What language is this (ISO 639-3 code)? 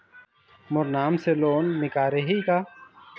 hne